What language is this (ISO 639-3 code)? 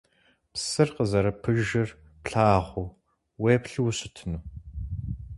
kbd